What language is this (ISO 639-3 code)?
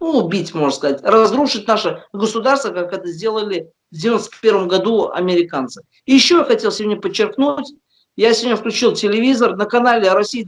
rus